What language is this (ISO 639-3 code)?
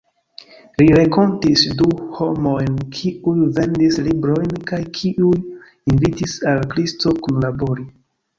epo